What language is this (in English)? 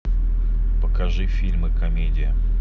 Russian